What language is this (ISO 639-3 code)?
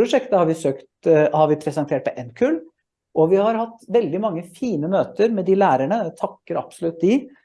nor